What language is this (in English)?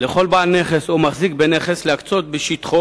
Hebrew